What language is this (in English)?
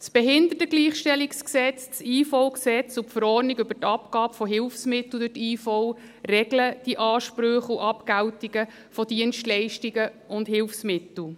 Swiss German